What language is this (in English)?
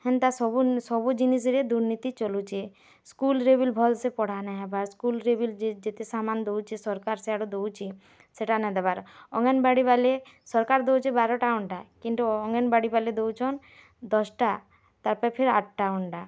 Odia